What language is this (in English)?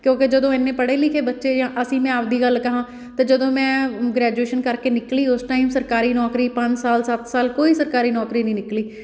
Punjabi